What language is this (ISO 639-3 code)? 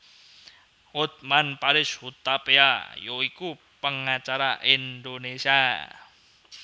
jav